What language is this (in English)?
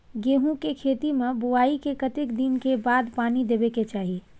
Maithili